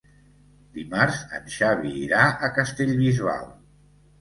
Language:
Catalan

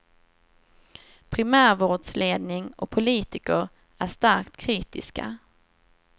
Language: Swedish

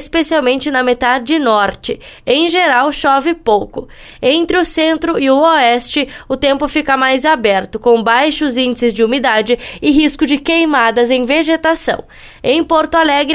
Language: Portuguese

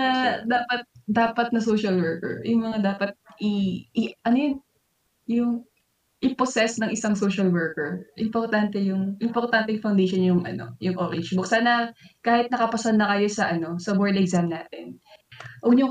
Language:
Filipino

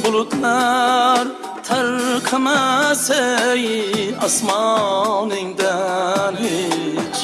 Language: Uzbek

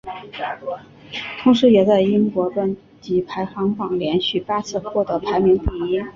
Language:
Chinese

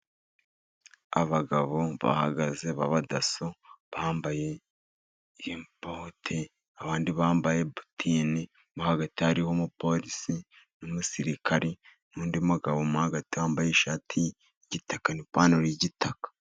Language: Kinyarwanda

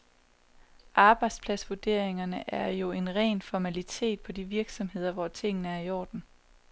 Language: Danish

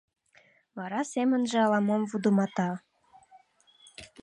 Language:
Mari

